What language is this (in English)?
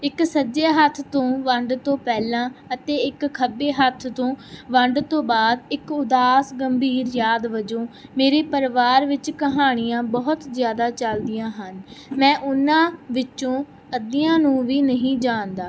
Punjabi